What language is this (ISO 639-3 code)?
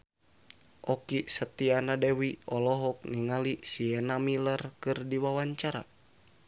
sun